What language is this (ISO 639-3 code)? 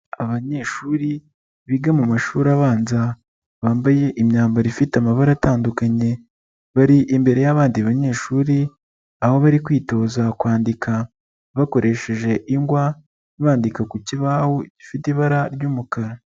kin